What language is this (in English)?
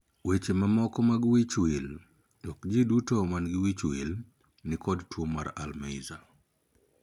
Luo (Kenya and Tanzania)